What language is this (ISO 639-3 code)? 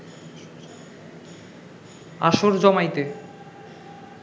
ben